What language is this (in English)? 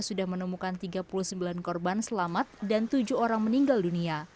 Indonesian